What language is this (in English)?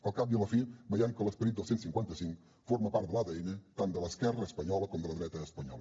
Catalan